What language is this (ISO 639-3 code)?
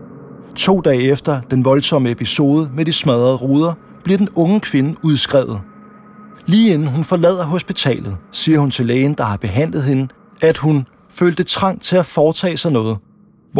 dan